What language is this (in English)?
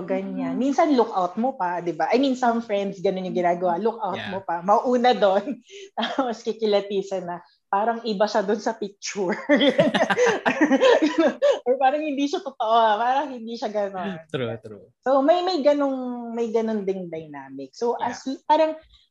Filipino